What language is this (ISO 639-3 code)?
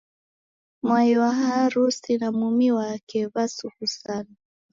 dav